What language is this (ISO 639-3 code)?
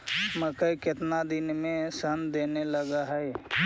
mag